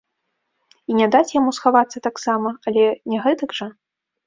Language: Belarusian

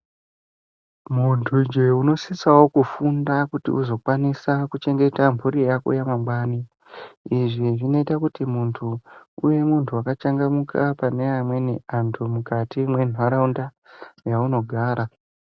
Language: Ndau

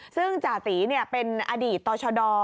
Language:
Thai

